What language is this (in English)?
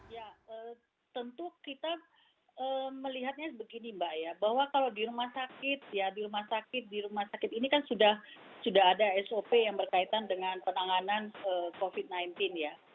Indonesian